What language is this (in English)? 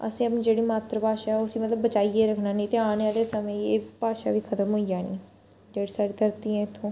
Dogri